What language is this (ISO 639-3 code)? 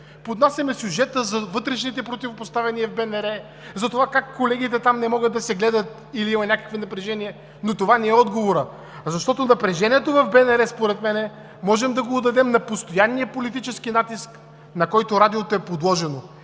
bul